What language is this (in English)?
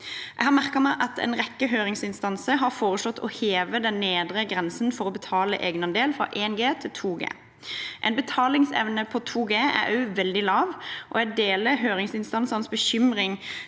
Norwegian